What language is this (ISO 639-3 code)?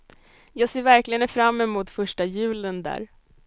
swe